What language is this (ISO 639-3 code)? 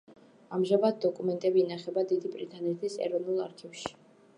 kat